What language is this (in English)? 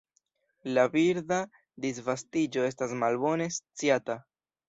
Esperanto